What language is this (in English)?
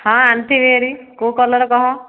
Odia